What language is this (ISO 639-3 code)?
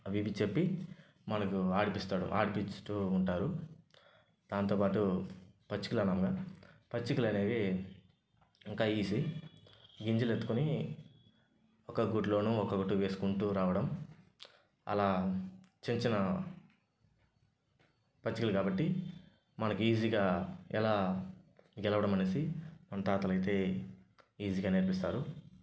tel